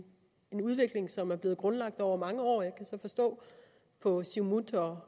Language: Danish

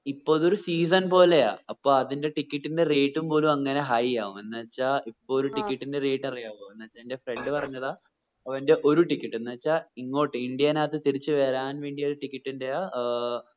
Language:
Malayalam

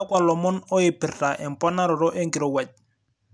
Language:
Masai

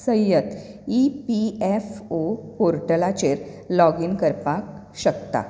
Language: Konkani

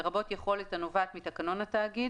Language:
Hebrew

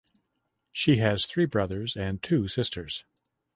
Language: English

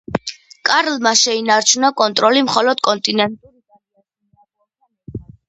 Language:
Georgian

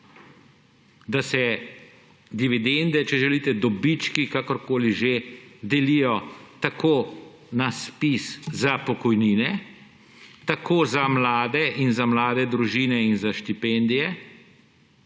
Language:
Slovenian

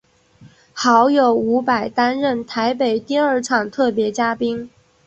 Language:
Chinese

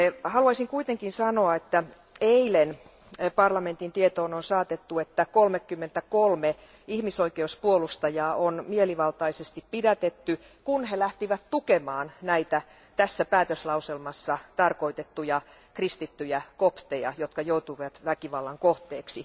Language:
Finnish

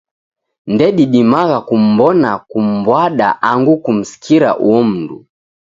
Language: Taita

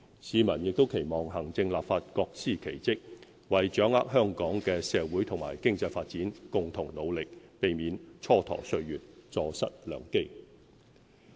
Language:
Cantonese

